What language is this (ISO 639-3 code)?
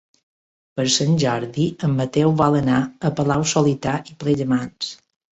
cat